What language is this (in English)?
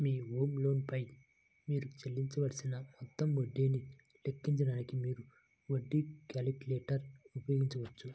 Telugu